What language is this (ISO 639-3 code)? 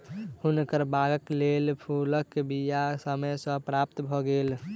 mai